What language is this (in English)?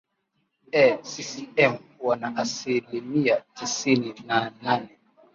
Swahili